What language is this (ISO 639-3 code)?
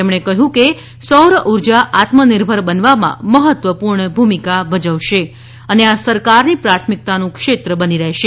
guj